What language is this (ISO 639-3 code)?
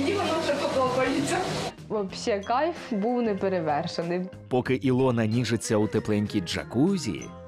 rus